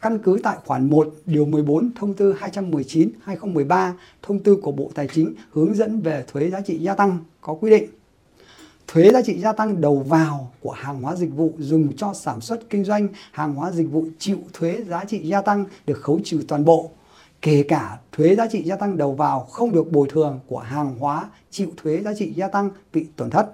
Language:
Vietnamese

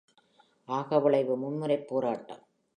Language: Tamil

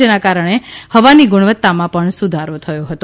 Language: Gujarati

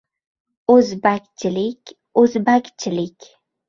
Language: Uzbek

